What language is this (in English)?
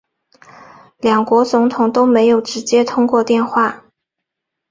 Chinese